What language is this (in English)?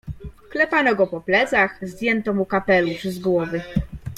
Polish